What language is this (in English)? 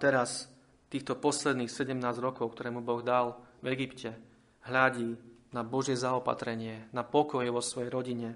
Slovak